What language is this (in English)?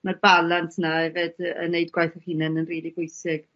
Welsh